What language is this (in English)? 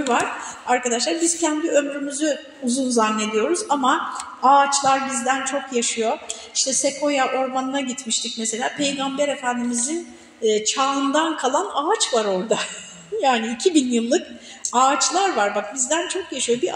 Turkish